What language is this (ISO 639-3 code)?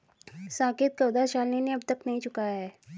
hin